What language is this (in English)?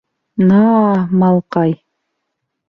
Bashkir